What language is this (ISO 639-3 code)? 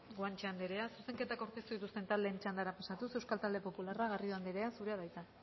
eus